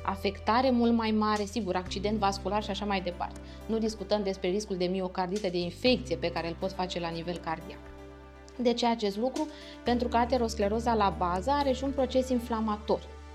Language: Romanian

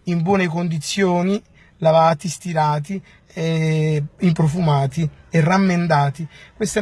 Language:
Italian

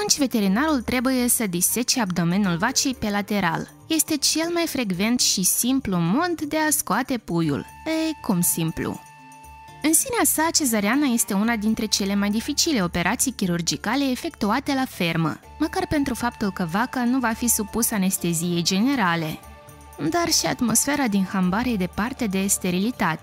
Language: Romanian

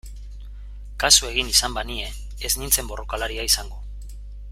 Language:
Basque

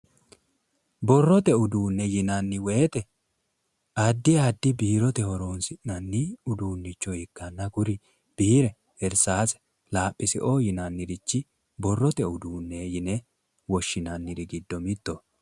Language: Sidamo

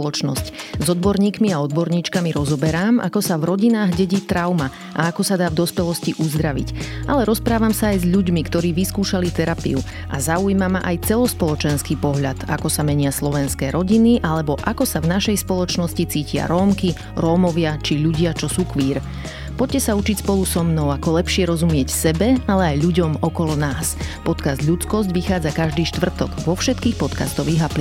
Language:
Slovak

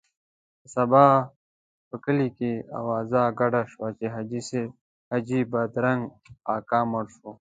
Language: Pashto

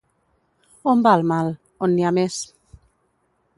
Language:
Catalan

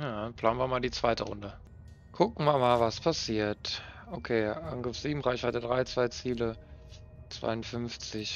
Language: German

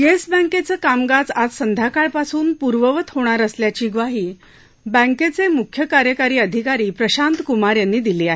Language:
Marathi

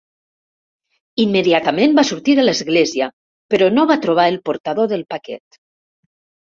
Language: Catalan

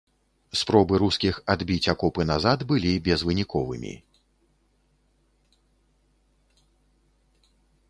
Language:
Belarusian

